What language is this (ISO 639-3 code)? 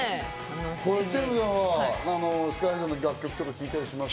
jpn